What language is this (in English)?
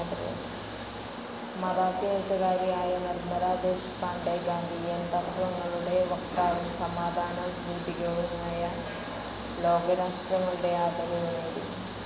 Malayalam